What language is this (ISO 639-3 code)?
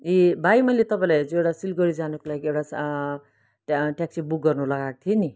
nep